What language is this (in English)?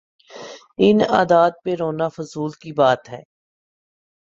Urdu